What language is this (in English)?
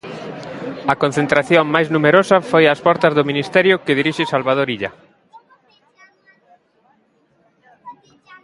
Galician